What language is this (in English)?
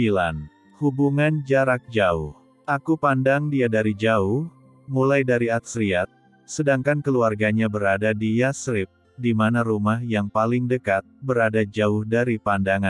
Indonesian